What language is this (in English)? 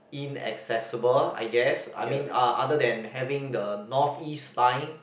English